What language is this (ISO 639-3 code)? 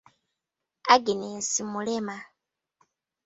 lug